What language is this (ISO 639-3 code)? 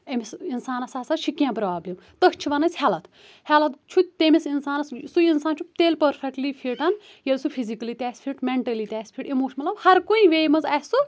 kas